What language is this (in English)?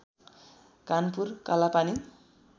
Nepali